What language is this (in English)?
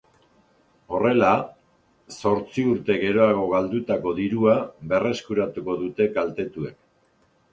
Basque